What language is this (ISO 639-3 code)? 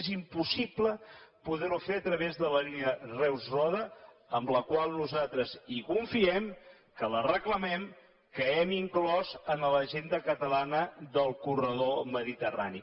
cat